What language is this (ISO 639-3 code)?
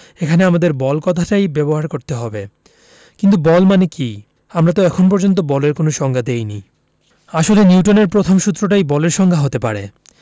ben